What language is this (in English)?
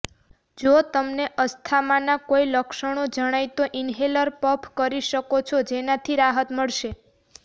Gujarati